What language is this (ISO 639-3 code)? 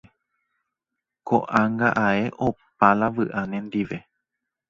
grn